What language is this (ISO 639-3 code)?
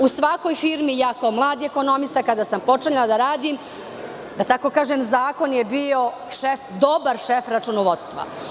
srp